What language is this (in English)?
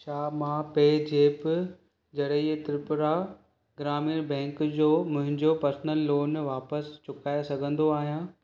Sindhi